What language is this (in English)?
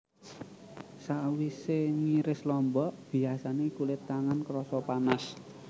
Javanese